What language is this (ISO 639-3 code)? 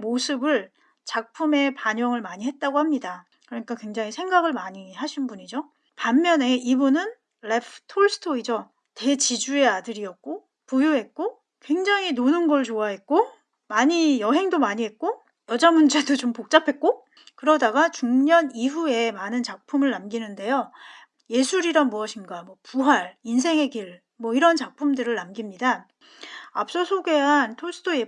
kor